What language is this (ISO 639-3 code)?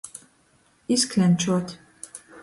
ltg